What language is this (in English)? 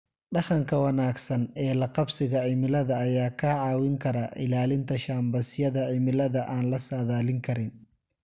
Somali